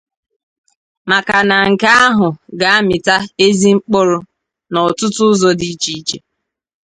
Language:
Igbo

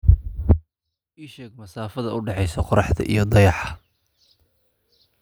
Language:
Somali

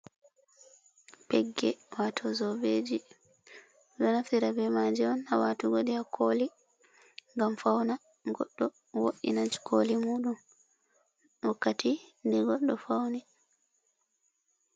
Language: Fula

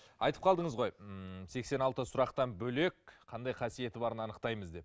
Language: Kazakh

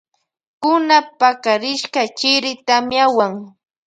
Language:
Loja Highland Quichua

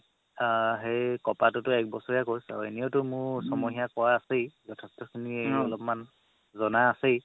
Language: Assamese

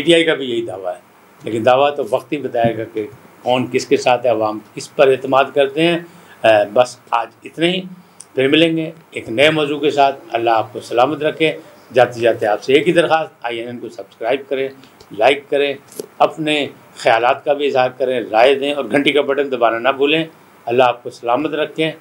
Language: Hindi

